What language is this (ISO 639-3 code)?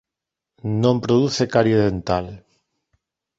glg